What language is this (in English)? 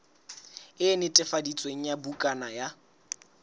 Southern Sotho